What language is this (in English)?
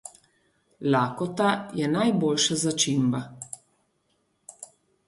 Slovenian